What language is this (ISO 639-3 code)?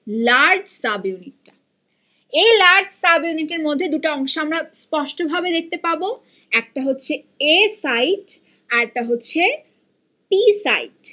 ben